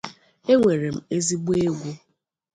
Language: Igbo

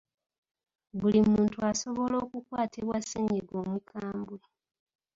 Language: Ganda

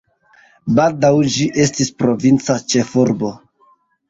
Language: Esperanto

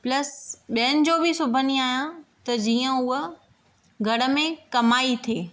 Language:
Sindhi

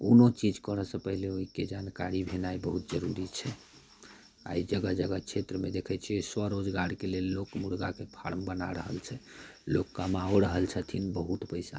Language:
Maithili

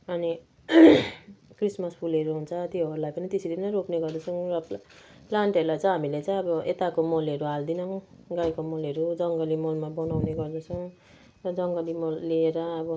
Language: Nepali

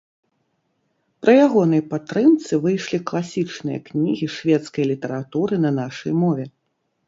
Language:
Belarusian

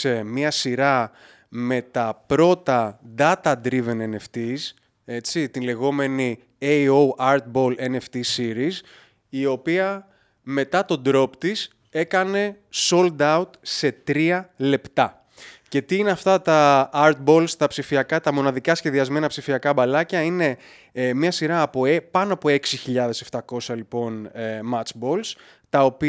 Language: Greek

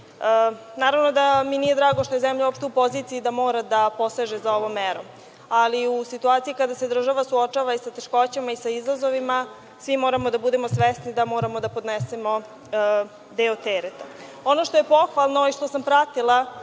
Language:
Serbian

